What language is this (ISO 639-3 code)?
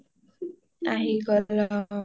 asm